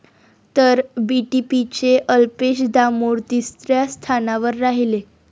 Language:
Marathi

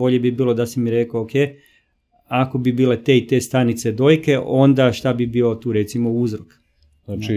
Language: Croatian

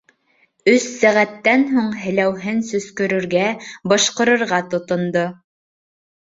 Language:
Bashkir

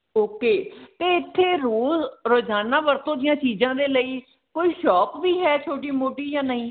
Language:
Punjabi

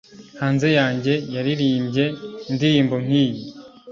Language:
Kinyarwanda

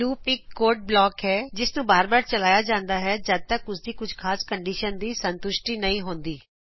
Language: Punjabi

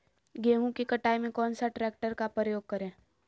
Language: Magahi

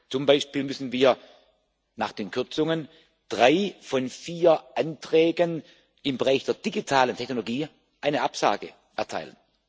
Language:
German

